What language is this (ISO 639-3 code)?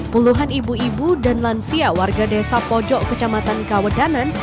ind